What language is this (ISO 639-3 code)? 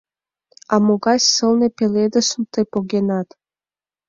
chm